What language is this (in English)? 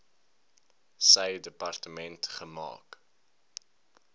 Afrikaans